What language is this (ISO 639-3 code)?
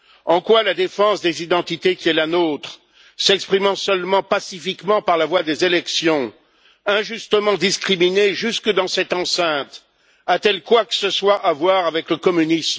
fra